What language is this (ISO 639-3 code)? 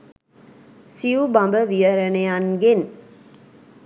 sin